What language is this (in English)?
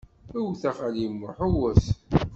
Kabyle